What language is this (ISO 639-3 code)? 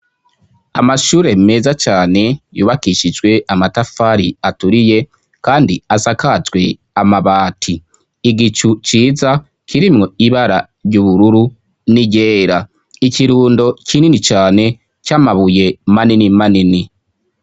run